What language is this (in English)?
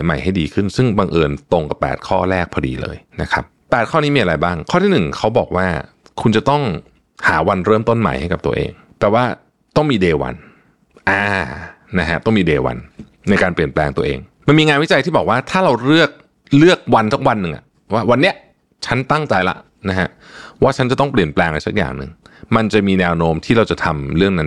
Thai